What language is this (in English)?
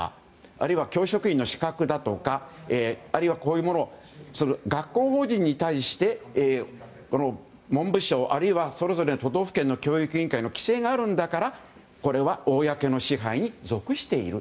Japanese